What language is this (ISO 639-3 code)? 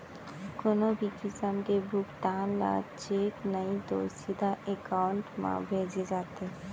hne